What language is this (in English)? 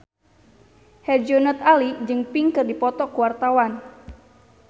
Sundanese